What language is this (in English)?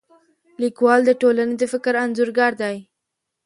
Pashto